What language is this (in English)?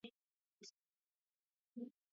Asturian